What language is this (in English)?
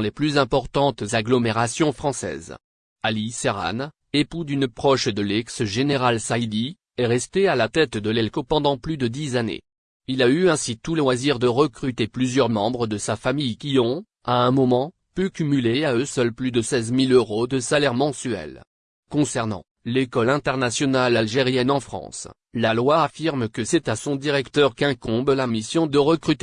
French